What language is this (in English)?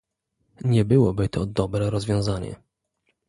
Polish